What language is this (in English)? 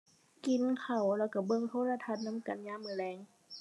Thai